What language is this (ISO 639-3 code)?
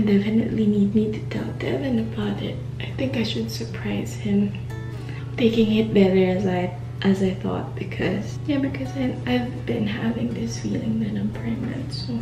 eng